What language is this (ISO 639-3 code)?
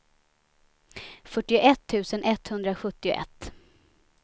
swe